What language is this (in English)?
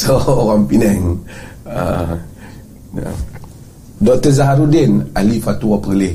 Malay